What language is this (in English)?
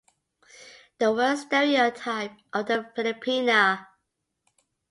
English